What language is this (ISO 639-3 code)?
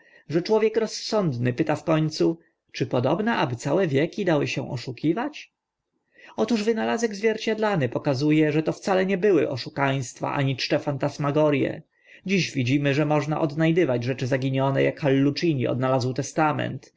pol